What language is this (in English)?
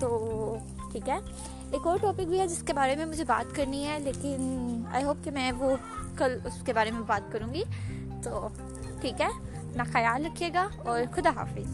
Urdu